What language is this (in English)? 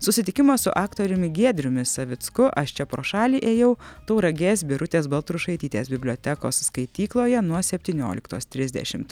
Lithuanian